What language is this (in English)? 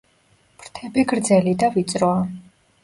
Georgian